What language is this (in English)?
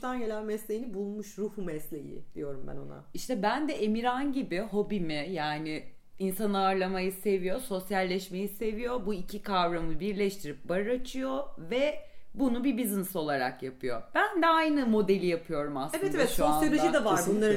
Turkish